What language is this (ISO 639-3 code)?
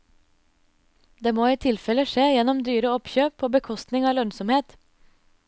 nor